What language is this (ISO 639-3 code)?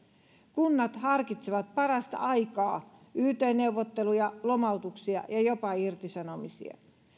fin